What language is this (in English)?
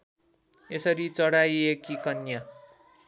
Nepali